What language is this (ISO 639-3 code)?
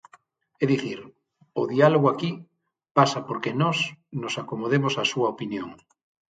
glg